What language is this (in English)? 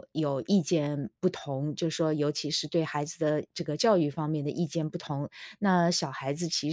Chinese